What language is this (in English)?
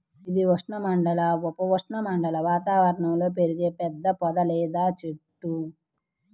Telugu